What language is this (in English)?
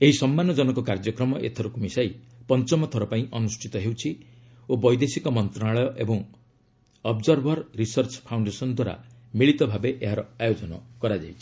Odia